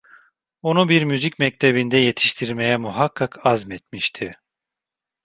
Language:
Turkish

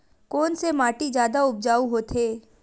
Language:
Chhattisgarhi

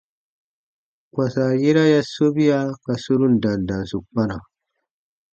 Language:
Baatonum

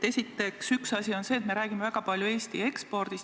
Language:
Estonian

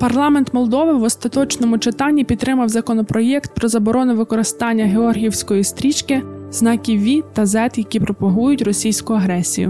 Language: Ukrainian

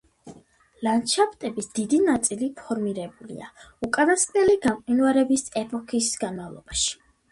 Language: Georgian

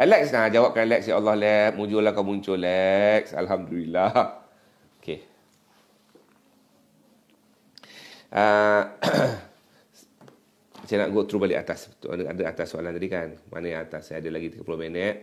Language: Malay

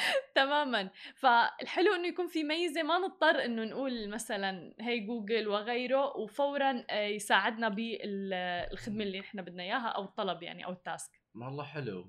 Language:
Arabic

